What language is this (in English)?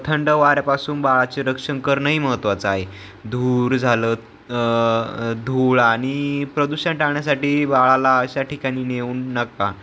Marathi